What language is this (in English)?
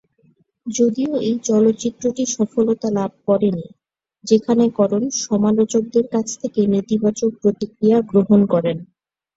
Bangla